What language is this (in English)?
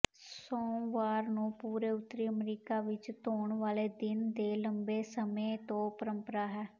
Punjabi